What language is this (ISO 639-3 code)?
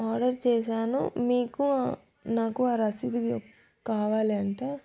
tel